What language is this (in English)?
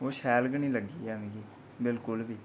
Dogri